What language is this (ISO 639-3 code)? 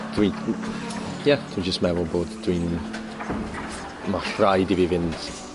cym